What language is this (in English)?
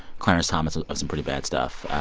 English